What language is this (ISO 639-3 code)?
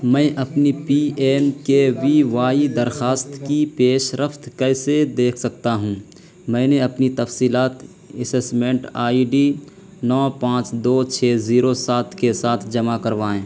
urd